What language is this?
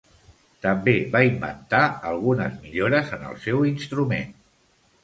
Catalan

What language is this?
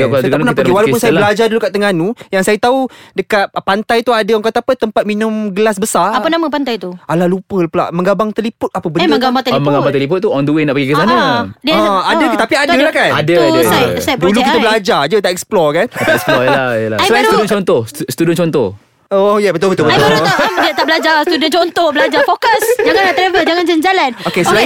Malay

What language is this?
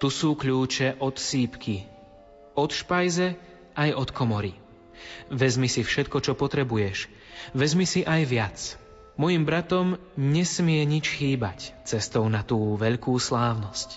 Slovak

